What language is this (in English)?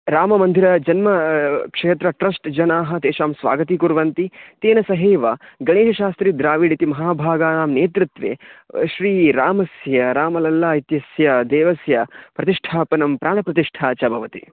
Sanskrit